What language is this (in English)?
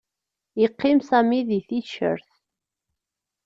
Kabyle